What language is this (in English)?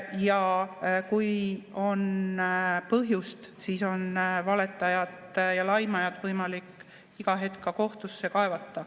Estonian